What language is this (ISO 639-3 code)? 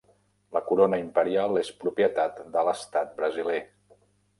cat